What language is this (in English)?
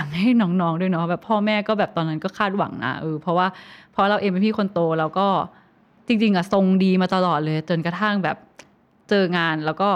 Thai